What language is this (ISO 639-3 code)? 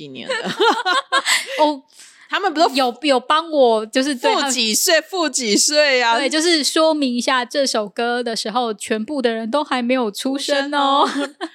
zho